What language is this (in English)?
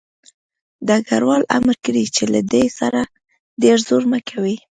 Pashto